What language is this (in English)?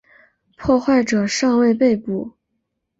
Chinese